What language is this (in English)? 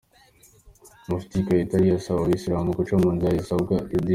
Kinyarwanda